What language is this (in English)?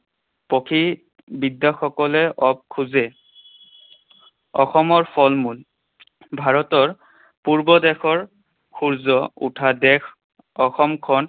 Assamese